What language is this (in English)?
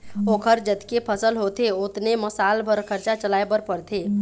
Chhattisgarhi